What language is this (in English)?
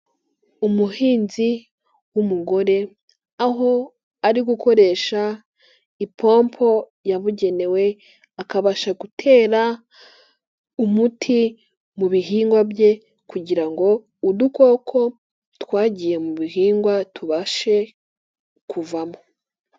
Kinyarwanda